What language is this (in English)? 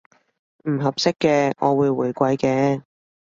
Cantonese